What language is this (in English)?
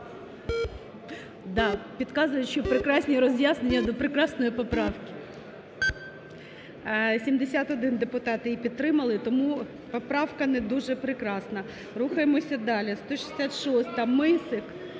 Ukrainian